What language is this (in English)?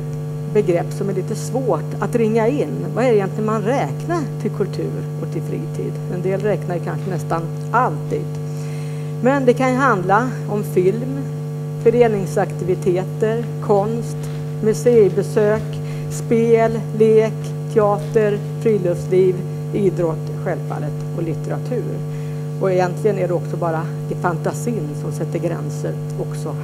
Swedish